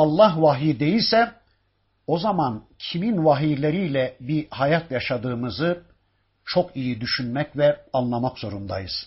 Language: Turkish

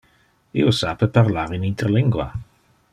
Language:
Interlingua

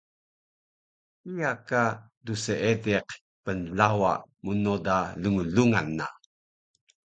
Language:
Taroko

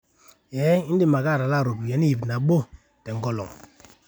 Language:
Masai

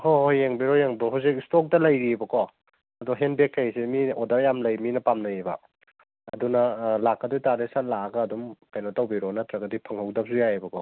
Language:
Manipuri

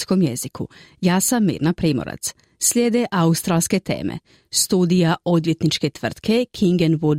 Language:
Croatian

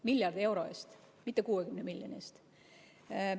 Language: Estonian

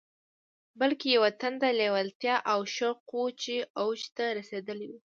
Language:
Pashto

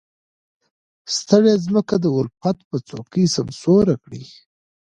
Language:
Pashto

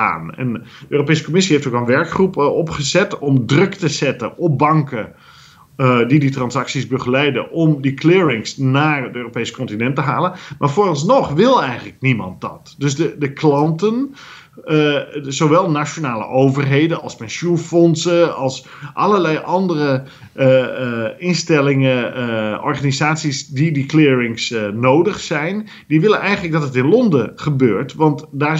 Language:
Dutch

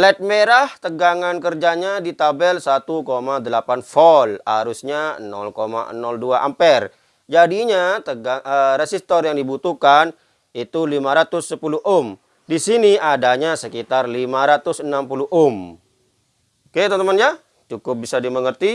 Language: Indonesian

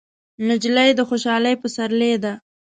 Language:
Pashto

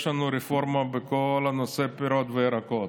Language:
Hebrew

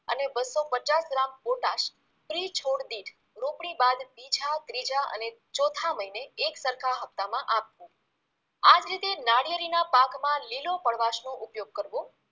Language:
Gujarati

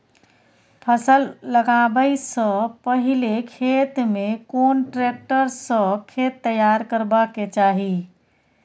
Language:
Maithili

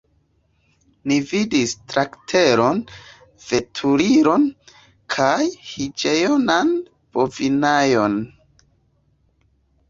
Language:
Esperanto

